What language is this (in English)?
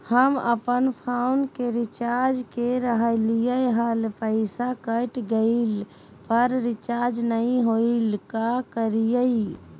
Magahi